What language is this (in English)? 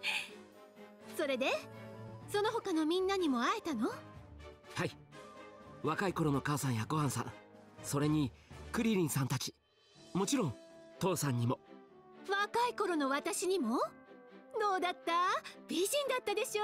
Japanese